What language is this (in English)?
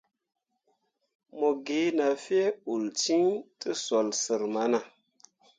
Mundang